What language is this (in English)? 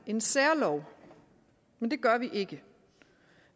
Danish